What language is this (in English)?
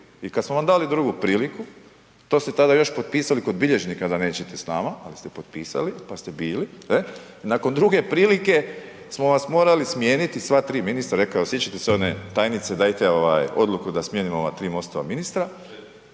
Croatian